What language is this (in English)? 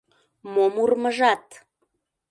Mari